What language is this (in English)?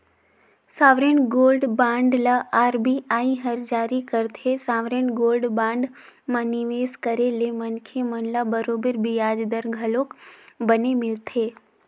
Chhattisgarhi